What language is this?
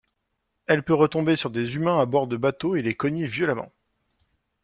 French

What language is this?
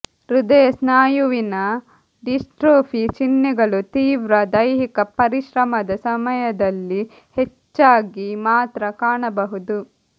Kannada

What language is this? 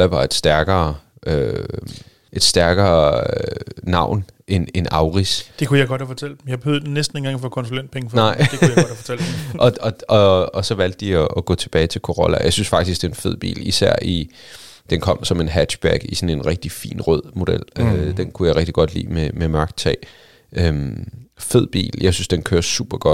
Danish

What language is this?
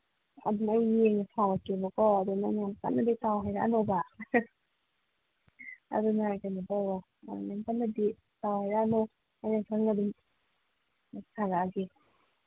Manipuri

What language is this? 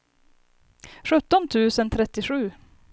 Swedish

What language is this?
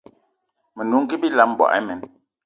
Eton (Cameroon)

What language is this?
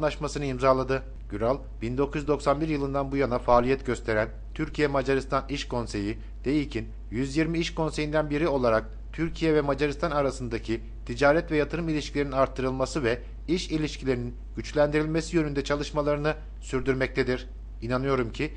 Turkish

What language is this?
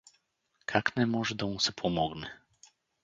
Bulgarian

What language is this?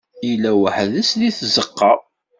Kabyle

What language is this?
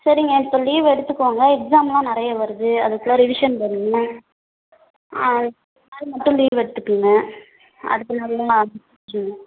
Tamil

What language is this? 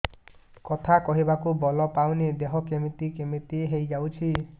Odia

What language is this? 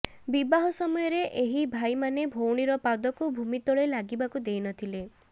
Odia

